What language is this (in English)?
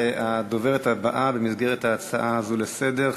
Hebrew